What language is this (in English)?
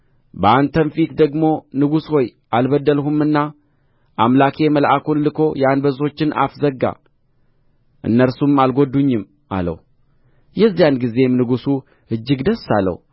Amharic